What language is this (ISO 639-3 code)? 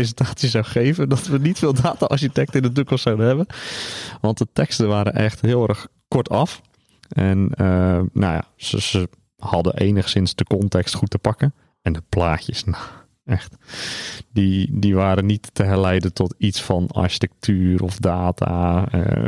nld